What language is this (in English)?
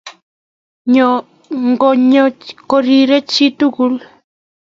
Kalenjin